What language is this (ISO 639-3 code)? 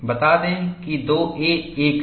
hin